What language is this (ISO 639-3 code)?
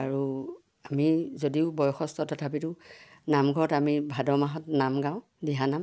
asm